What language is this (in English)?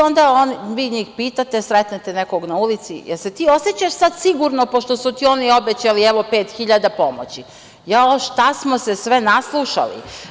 Serbian